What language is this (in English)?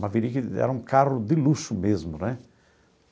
Portuguese